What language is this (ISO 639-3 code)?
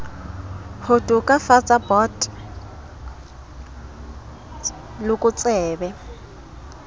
sot